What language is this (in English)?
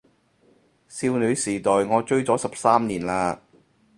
Cantonese